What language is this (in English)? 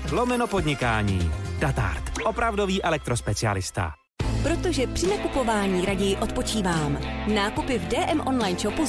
Czech